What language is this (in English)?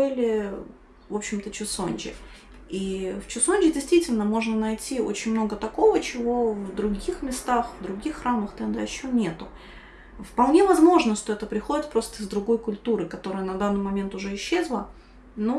Russian